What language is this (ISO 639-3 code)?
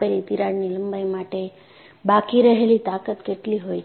guj